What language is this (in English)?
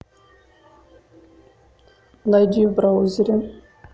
Russian